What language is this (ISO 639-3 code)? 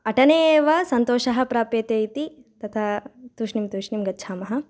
san